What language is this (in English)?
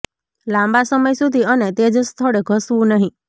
Gujarati